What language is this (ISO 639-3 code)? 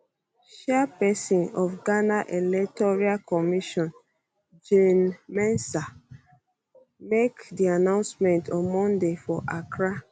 pcm